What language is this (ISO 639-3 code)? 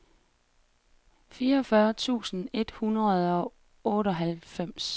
dan